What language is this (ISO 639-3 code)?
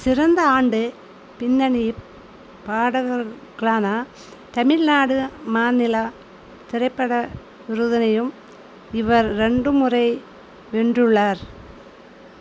tam